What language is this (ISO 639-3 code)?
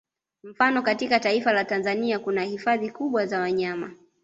swa